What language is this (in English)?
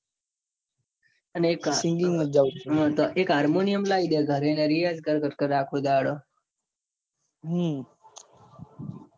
Gujarati